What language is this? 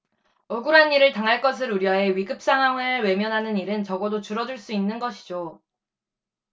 Korean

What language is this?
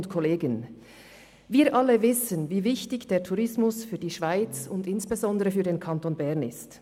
Swiss German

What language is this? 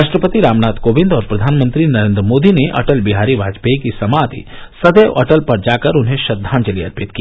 Hindi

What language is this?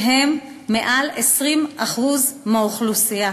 Hebrew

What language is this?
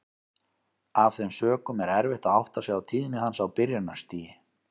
Icelandic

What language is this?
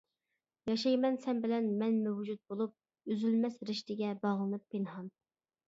Uyghur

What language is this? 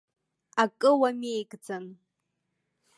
Abkhazian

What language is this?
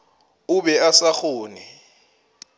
Northern Sotho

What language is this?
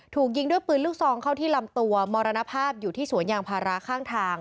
Thai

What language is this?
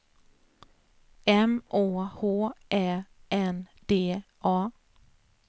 Swedish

